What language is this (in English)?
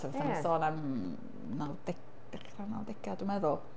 Welsh